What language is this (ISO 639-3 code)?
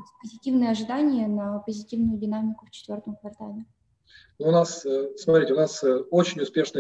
rus